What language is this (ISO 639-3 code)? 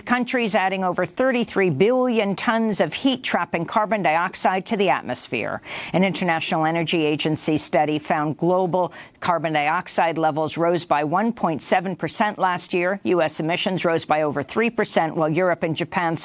eng